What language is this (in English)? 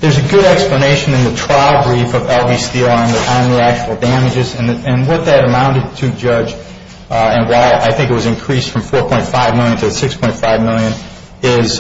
English